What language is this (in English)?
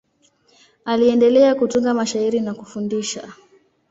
Swahili